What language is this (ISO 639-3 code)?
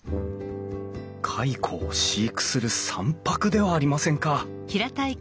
jpn